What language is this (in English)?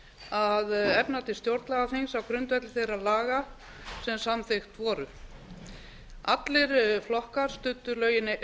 Icelandic